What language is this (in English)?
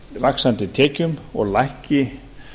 Icelandic